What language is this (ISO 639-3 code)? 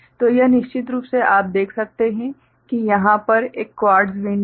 hin